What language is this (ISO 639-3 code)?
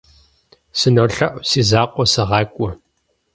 kbd